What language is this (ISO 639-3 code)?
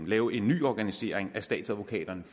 dan